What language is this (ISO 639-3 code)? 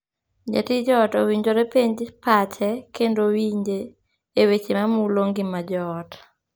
luo